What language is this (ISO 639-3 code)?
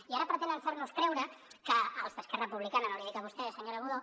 cat